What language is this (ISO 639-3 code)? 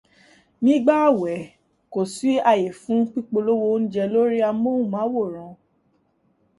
yor